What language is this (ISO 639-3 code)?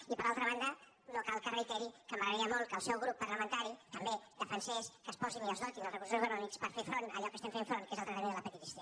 cat